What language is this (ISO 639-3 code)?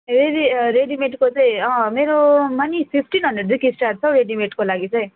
nep